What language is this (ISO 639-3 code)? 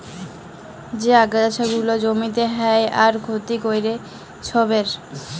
ben